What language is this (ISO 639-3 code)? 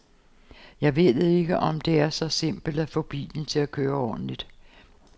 dan